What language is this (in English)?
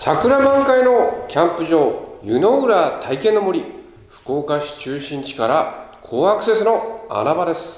Japanese